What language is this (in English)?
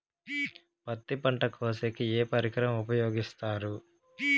Telugu